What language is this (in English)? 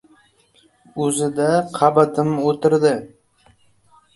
Uzbek